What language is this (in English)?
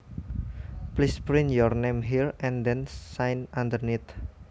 Javanese